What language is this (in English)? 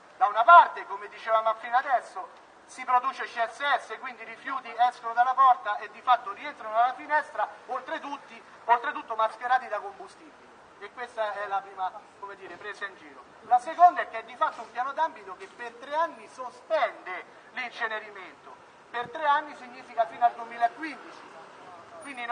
Italian